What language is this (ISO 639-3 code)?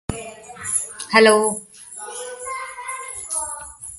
eng